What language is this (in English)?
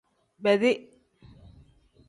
Tem